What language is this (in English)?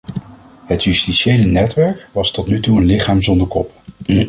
Dutch